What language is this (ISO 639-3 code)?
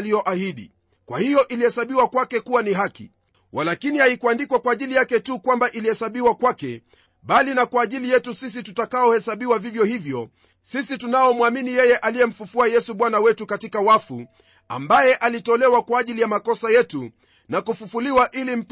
swa